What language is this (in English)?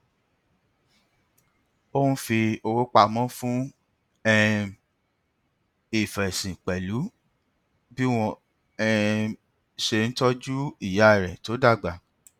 Yoruba